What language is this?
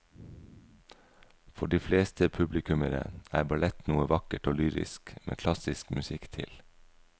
Norwegian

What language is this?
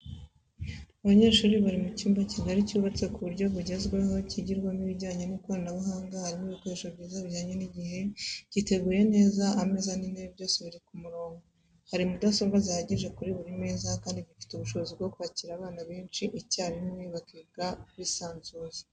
Kinyarwanda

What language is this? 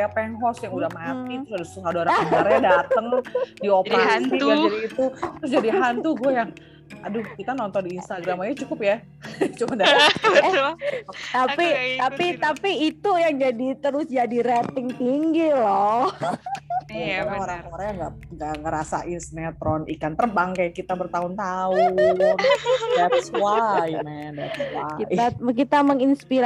Indonesian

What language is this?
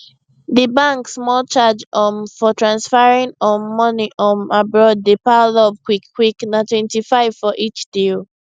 Nigerian Pidgin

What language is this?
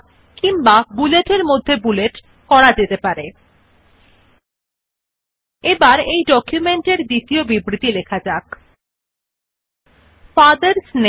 Bangla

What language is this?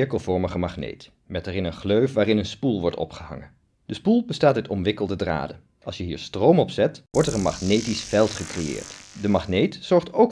Dutch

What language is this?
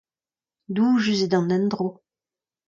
Breton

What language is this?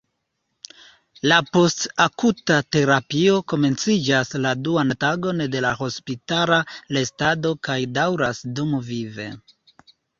Esperanto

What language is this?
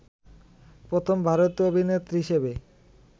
Bangla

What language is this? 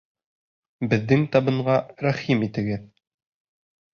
Bashkir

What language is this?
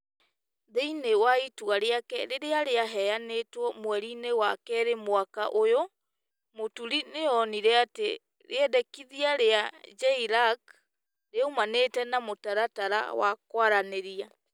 Kikuyu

